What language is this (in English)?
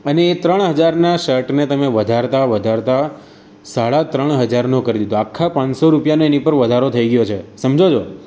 Gujarati